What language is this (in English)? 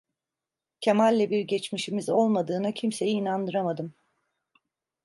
Turkish